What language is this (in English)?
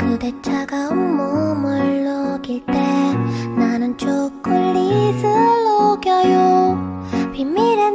Korean